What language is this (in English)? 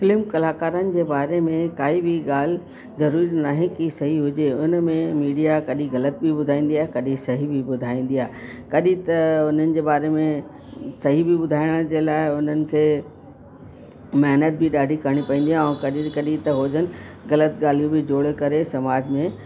Sindhi